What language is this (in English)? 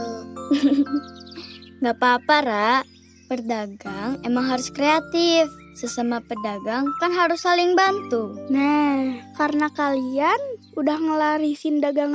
Indonesian